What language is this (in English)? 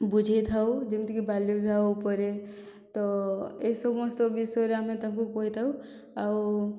Odia